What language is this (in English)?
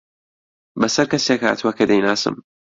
Central Kurdish